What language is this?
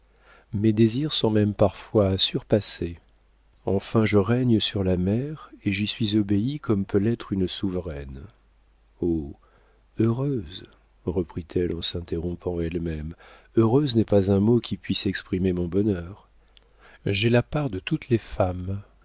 French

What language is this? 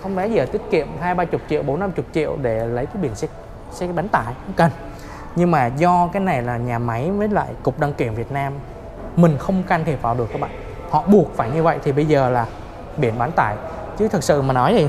Vietnamese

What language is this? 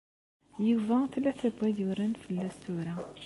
Kabyle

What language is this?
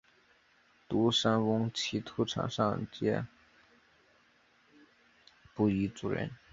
Chinese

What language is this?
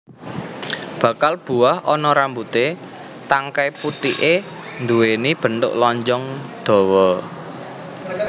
Javanese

